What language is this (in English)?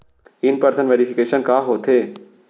Chhattisgarhi